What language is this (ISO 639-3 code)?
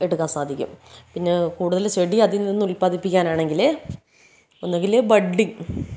mal